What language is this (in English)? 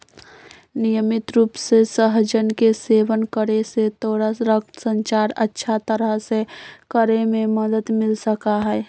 Magahi